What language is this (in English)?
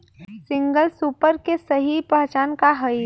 Bhojpuri